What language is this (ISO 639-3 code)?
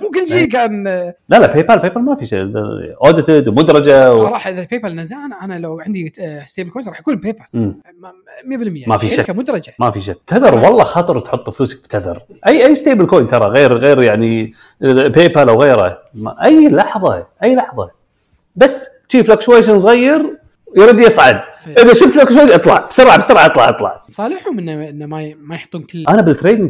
ara